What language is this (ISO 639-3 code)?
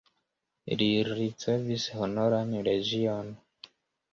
epo